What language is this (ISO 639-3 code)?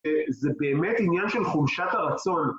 heb